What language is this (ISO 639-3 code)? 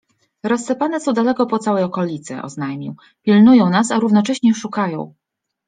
pol